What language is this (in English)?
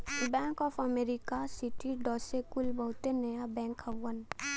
Bhojpuri